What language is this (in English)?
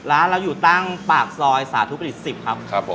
Thai